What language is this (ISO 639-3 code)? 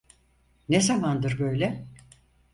tur